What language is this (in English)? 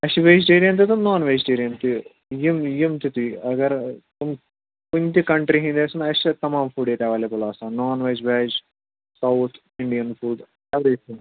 Kashmiri